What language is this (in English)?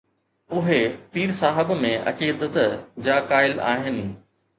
Sindhi